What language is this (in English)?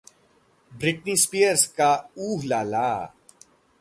Hindi